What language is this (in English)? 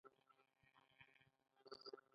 Pashto